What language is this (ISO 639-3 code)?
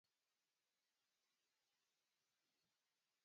swa